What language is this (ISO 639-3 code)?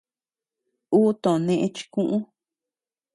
cux